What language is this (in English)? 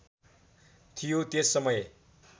Nepali